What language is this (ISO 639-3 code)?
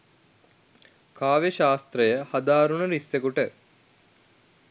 sin